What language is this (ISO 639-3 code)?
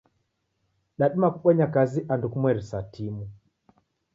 dav